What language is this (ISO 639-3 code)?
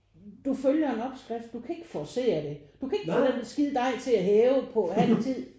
dan